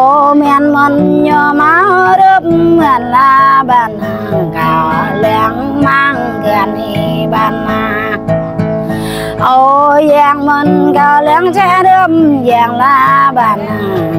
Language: Vietnamese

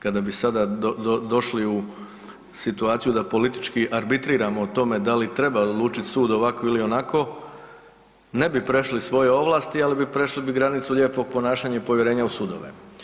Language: Croatian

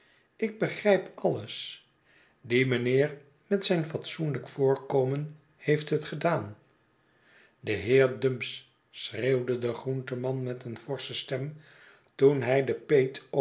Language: Dutch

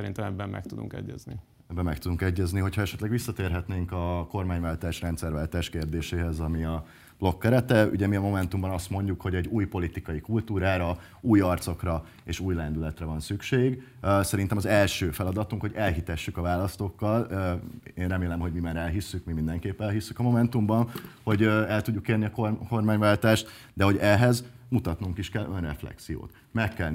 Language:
Hungarian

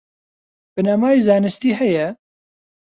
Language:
Central Kurdish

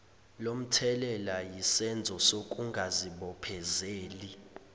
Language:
Zulu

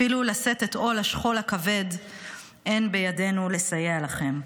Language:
Hebrew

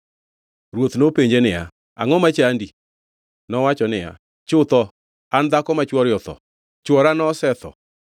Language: Luo (Kenya and Tanzania)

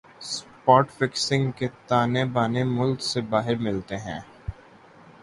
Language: Urdu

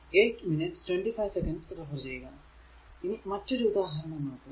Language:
Malayalam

